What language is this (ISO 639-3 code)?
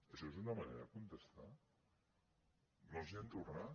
cat